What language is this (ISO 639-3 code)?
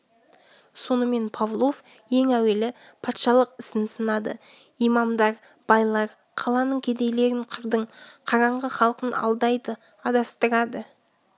kaz